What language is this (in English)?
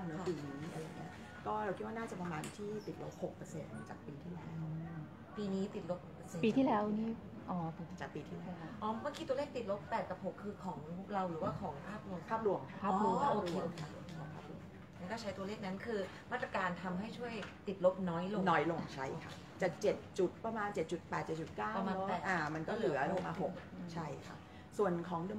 Thai